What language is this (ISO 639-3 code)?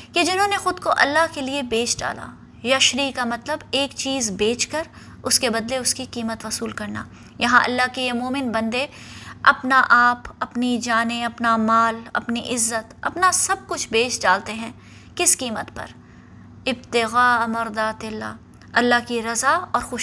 urd